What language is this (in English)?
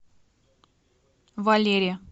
Russian